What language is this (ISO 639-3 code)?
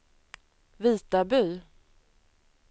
swe